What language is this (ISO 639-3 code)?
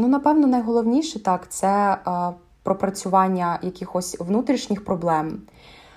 ukr